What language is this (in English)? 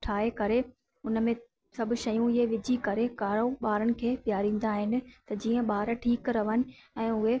Sindhi